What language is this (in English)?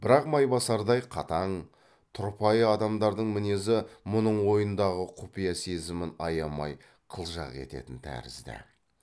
Kazakh